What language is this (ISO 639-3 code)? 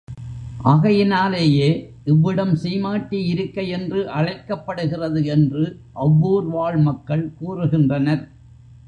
tam